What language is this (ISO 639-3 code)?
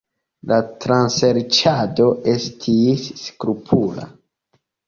epo